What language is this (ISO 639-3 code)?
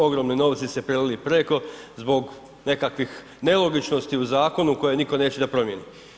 hrv